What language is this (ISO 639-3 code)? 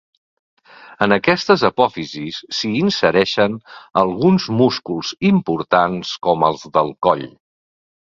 cat